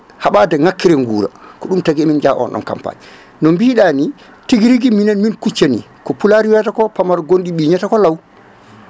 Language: Fula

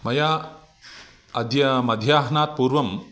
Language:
Sanskrit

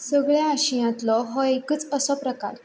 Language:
Konkani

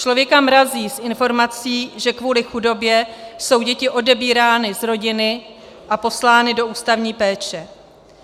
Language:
Czech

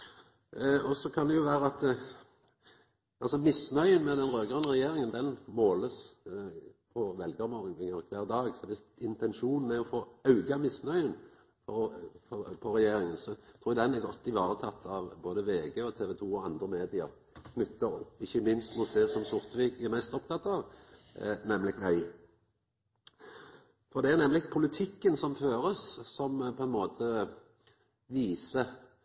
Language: Norwegian Nynorsk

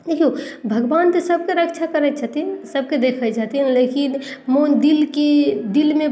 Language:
Maithili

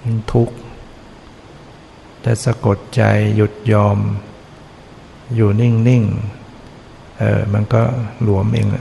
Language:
Thai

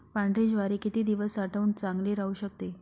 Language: Marathi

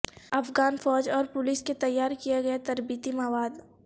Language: Urdu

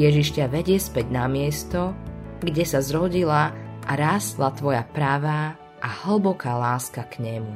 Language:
Slovak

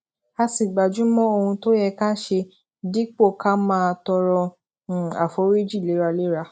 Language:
Yoruba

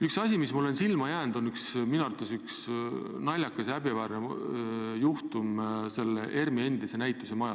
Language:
Estonian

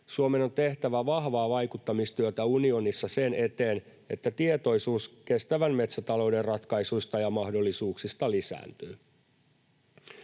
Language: Finnish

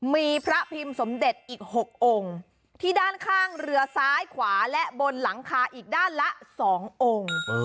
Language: Thai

